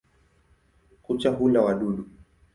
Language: Swahili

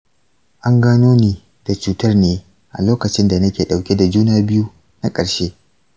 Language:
Hausa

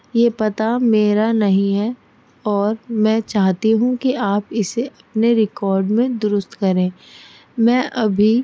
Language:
Urdu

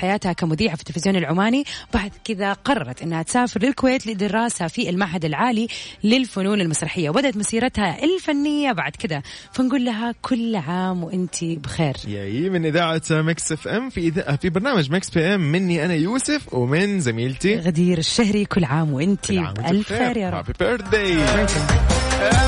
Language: Arabic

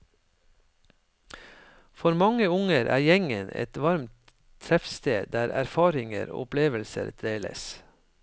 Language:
Norwegian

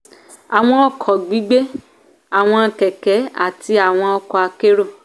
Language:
Yoruba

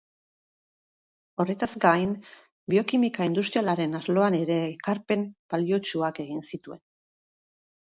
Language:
Basque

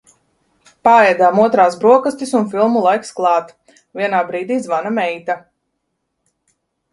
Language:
Latvian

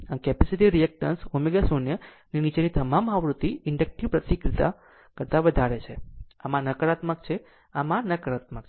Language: Gujarati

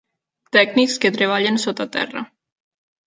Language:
Catalan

